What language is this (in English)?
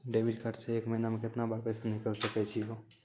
Maithili